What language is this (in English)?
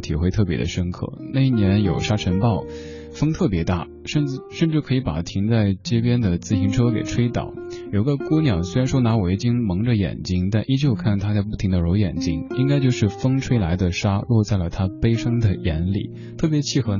Chinese